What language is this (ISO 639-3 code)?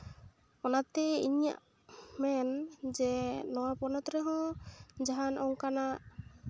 sat